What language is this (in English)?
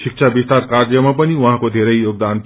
Nepali